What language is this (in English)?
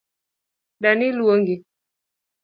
Luo (Kenya and Tanzania)